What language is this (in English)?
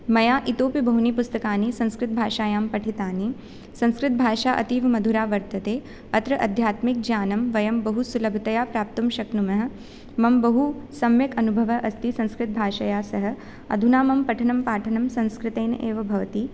Sanskrit